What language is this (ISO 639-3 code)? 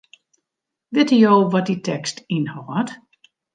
fry